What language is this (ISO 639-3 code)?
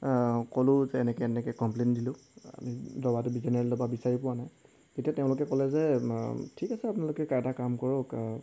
asm